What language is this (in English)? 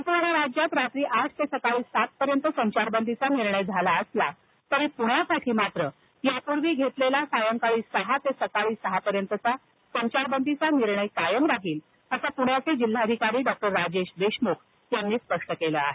Marathi